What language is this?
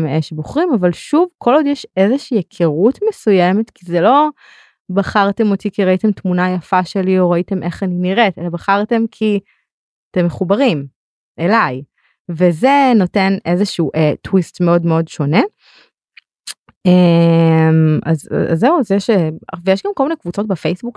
Hebrew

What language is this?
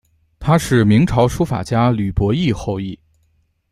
Chinese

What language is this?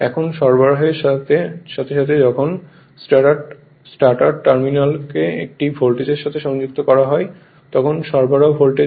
Bangla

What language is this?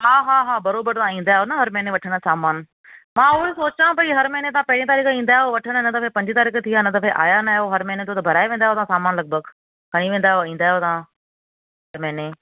Sindhi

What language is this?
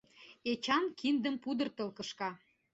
Mari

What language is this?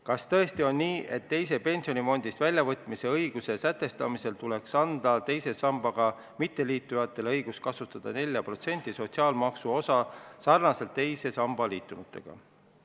Estonian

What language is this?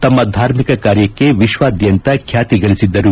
Kannada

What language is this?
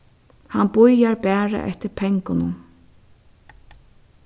Faroese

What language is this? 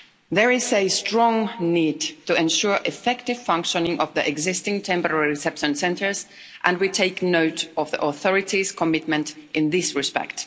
English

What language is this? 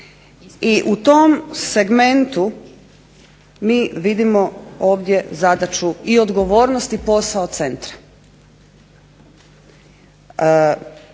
Croatian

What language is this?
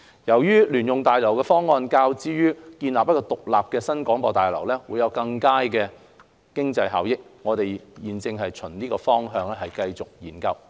Cantonese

